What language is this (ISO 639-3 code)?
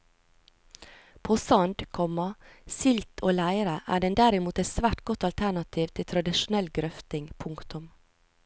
nor